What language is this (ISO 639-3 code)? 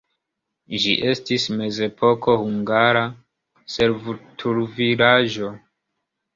epo